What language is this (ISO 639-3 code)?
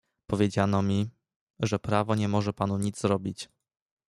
pol